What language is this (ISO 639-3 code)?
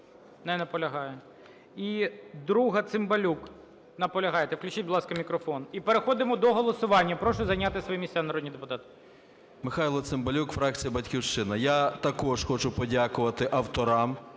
ukr